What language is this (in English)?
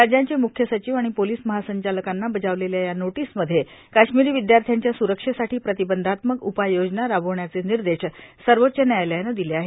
Marathi